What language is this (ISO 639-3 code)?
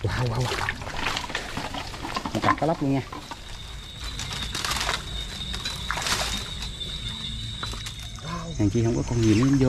vie